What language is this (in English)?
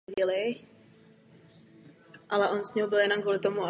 Czech